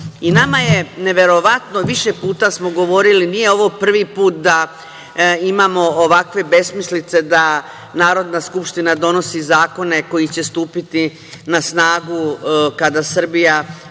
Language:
Serbian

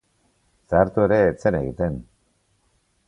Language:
Basque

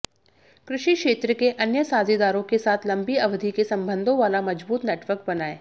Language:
Hindi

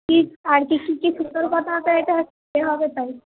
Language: Bangla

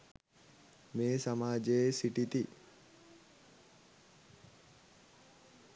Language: Sinhala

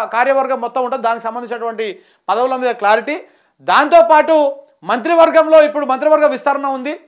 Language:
Telugu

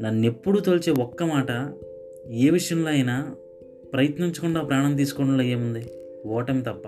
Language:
Telugu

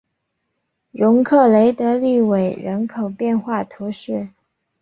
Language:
Chinese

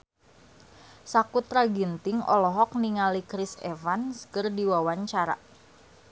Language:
Sundanese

